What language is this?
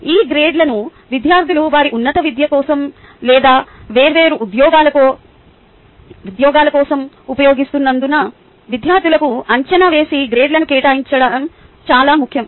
Telugu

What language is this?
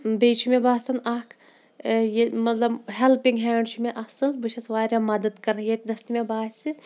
Kashmiri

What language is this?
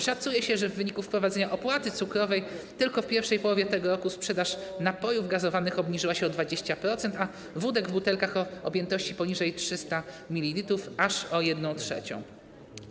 Polish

